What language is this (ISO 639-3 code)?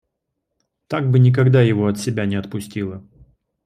rus